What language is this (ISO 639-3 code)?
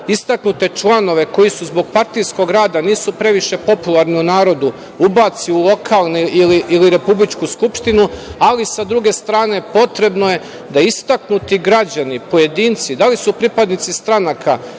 srp